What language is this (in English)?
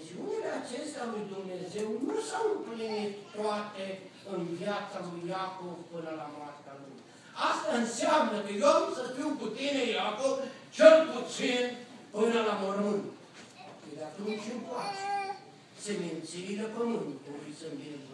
Romanian